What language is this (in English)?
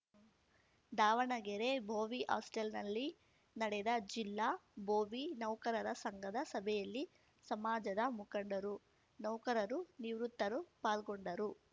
Kannada